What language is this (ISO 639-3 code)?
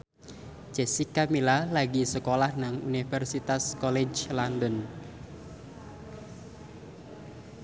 jav